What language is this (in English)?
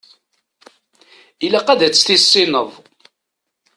Kabyle